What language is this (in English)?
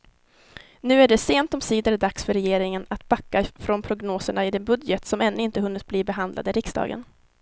Swedish